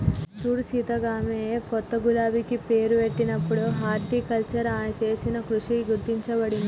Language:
Telugu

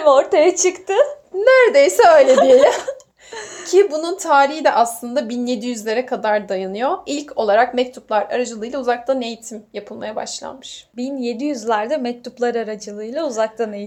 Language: Turkish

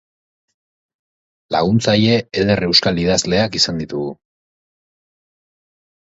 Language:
Basque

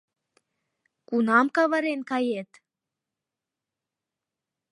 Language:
Mari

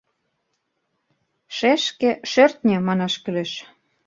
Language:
Mari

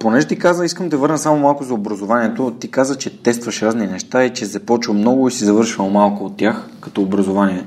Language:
Bulgarian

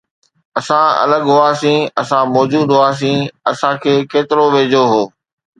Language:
Sindhi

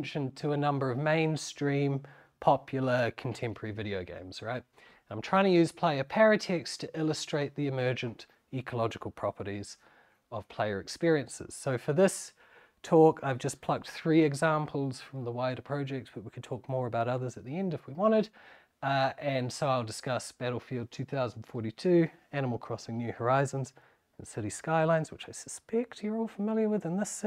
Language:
English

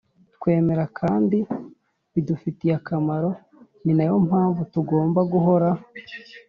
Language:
Kinyarwanda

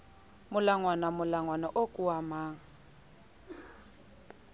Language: Southern Sotho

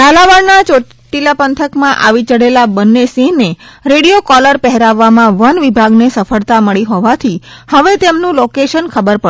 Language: Gujarati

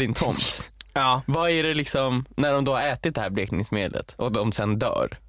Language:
Swedish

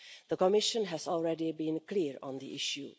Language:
English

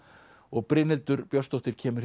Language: Icelandic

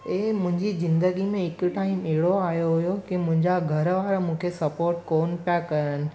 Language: Sindhi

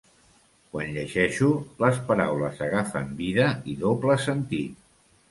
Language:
Catalan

